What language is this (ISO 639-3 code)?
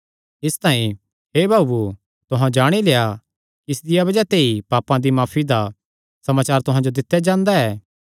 xnr